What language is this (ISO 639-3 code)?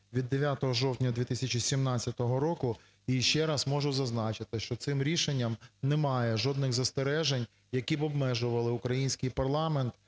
ukr